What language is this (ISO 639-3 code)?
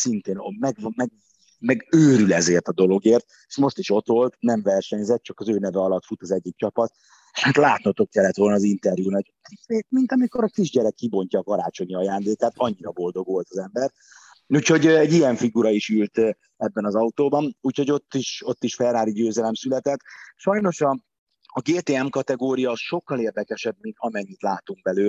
hun